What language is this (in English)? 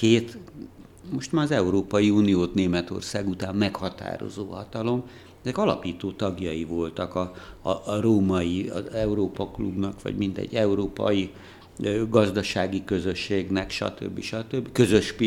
Hungarian